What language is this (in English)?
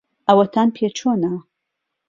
Central Kurdish